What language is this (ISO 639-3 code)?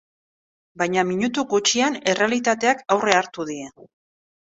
eus